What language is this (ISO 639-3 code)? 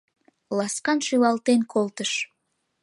chm